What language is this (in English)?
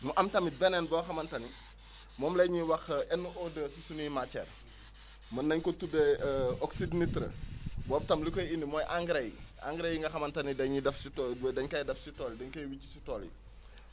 Wolof